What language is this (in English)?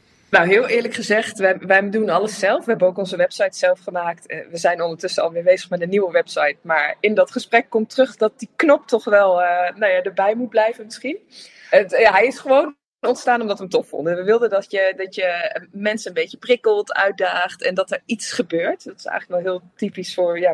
Dutch